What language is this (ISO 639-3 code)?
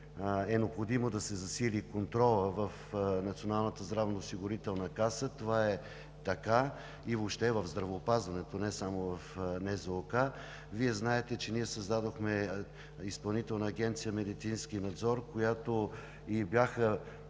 bul